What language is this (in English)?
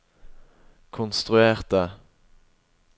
Norwegian